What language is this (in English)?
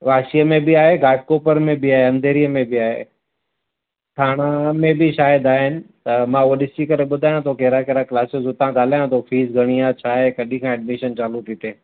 Sindhi